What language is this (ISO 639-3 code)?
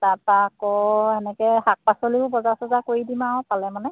asm